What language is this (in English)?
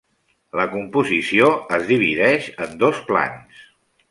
Catalan